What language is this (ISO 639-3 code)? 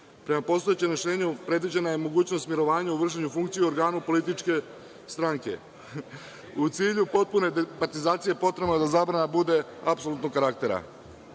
srp